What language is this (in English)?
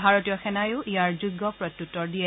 Assamese